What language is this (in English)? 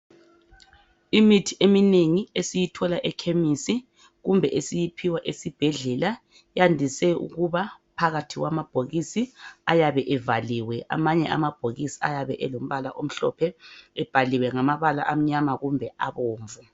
North Ndebele